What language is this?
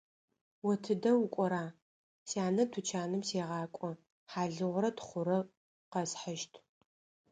Adyghe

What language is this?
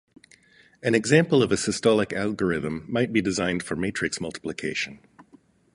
English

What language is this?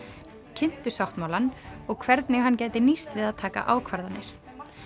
Icelandic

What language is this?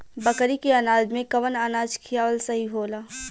Bhojpuri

